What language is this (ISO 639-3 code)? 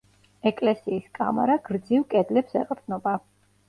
kat